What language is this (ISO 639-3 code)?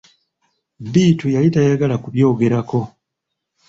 lug